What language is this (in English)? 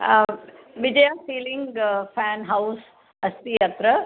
Sanskrit